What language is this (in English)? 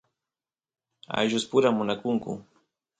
Santiago del Estero Quichua